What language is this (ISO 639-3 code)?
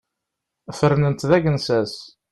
kab